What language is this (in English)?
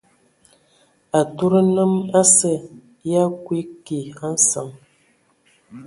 Ewondo